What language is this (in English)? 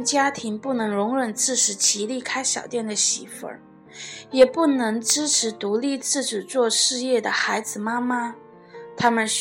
Chinese